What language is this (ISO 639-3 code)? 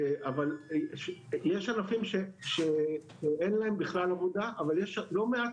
heb